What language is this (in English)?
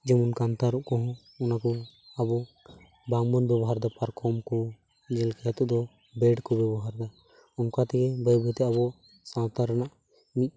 Santali